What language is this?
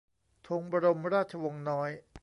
Thai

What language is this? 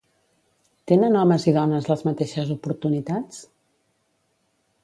Catalan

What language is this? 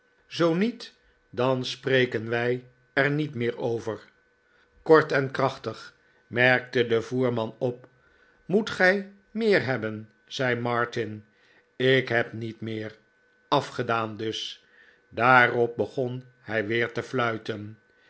Dutch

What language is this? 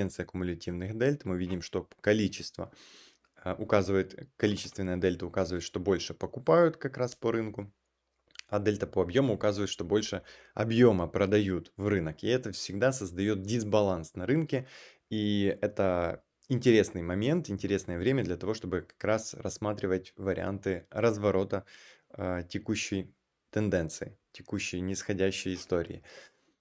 Russian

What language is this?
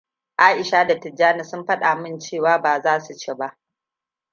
Hausa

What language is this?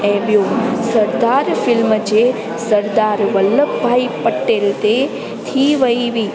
Sindhi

